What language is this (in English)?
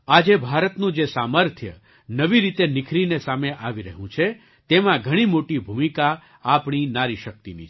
Gujarati